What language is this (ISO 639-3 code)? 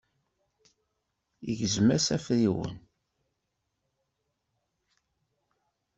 kab